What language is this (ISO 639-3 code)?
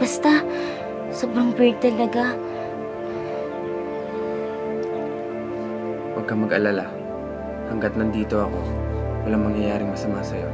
fil